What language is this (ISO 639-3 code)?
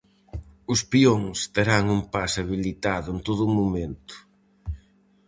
glg